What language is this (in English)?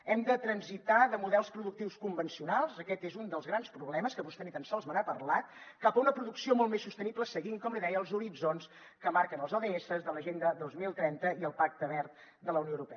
Catalan